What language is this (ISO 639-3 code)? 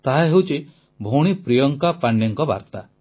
ori